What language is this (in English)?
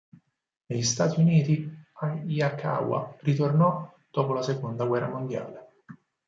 Italian